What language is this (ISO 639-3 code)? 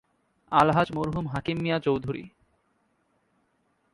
ben